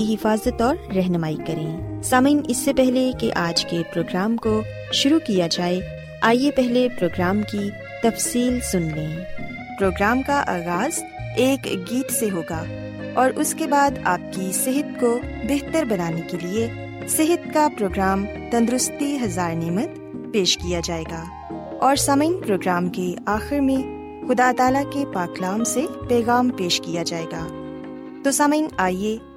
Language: Urdu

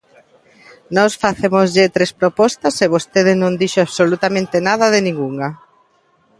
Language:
Galician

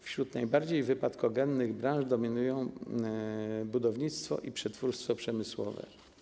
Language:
Polish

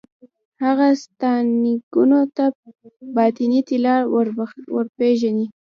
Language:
Pashto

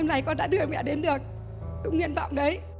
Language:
Vietnamese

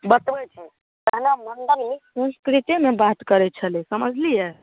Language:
Maithili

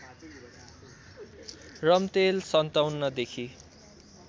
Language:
Nepali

